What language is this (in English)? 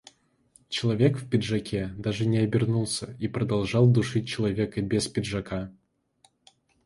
Russian